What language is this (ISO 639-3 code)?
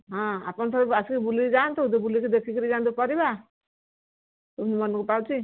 ori